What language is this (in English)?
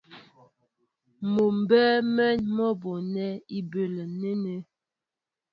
Mbo (Cameroon)